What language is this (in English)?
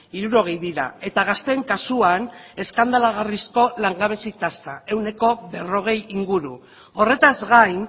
Basque